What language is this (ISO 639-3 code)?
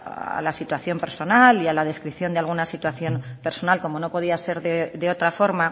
spa